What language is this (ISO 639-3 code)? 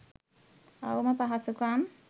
sin